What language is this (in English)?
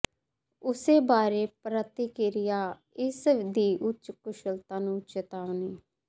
Punjabi